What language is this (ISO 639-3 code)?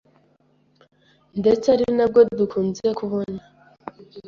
kin